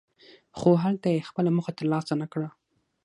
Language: Pashto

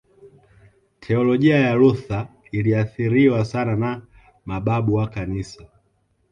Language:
Swahili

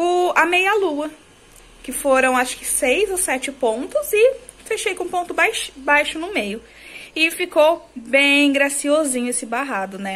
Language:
Portuguese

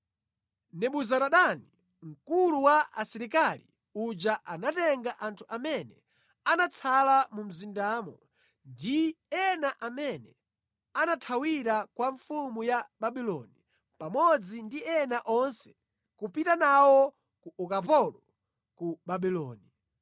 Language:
Nyanja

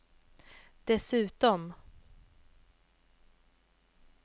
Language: Swedish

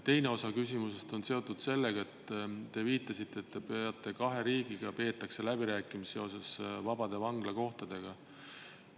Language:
Estonian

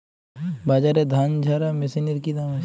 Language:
Bangla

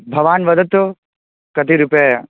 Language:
Sanskrit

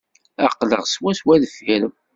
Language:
Kabyle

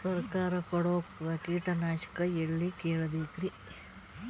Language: Kannada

